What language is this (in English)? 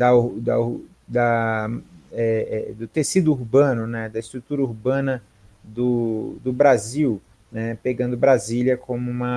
Portuguese